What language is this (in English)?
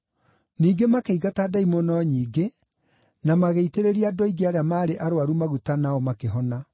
Kikuyu